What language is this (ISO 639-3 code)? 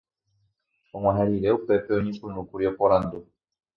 grn